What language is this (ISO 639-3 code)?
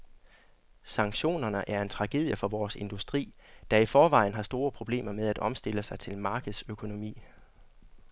dan